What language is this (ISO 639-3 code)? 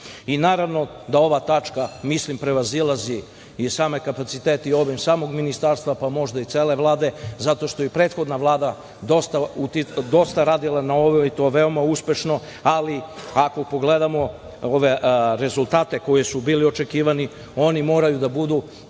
srp